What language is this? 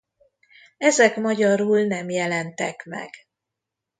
Hungarian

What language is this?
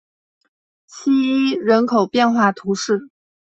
Chinese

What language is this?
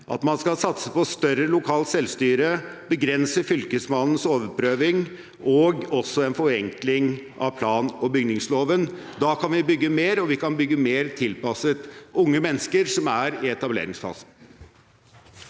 Norwegian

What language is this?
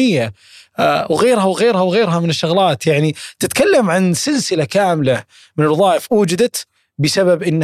Arabic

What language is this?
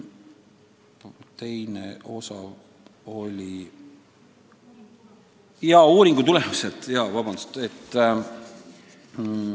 Estonian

